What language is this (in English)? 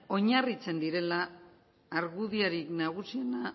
Basque